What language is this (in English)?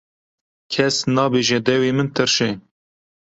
Kurdish